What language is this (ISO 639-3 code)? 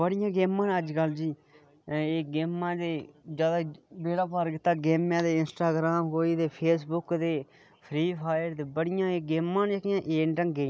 doi